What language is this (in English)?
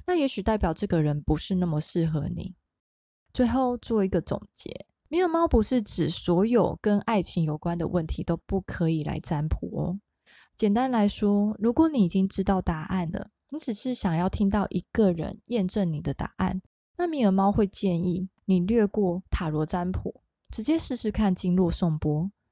Chinese